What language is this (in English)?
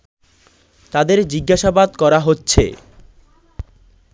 Bangla